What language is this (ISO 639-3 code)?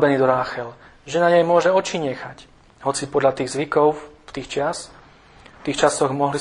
slk